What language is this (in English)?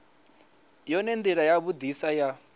Venda